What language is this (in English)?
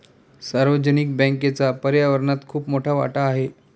Marathi